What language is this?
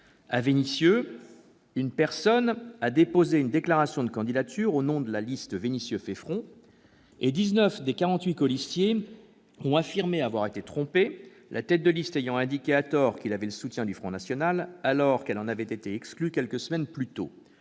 French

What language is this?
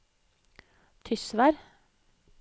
Norwegian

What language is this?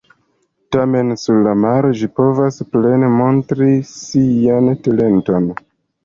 Esperanto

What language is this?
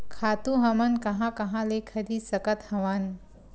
Chhattisgarhi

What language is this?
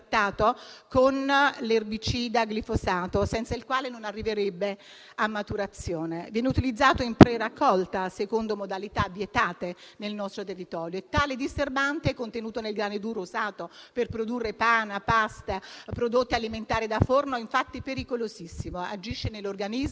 Italian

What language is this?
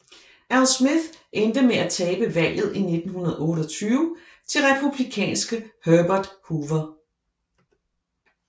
Danish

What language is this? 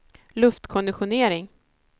Swedish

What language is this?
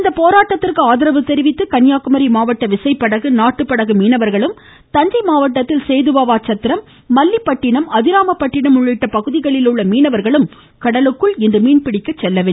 Tamil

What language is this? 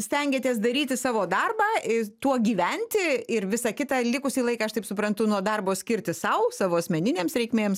Lithuanian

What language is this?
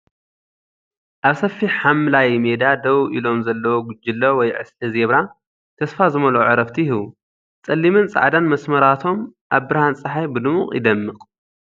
Tigrinya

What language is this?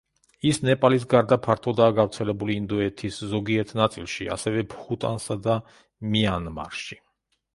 Georgian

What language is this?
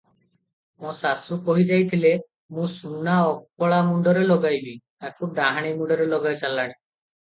Odia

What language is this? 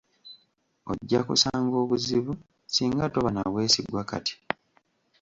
Ganda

